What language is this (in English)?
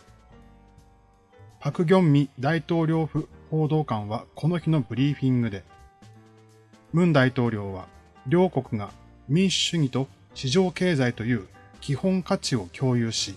Japanese